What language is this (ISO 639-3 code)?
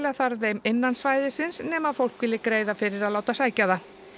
isl